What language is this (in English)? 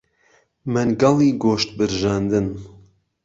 Central Kurdish